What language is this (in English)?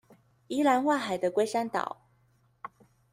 Chinese